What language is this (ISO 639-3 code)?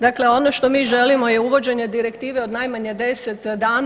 hrv